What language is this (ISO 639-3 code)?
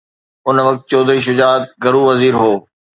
snd